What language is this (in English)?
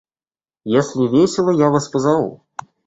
Russian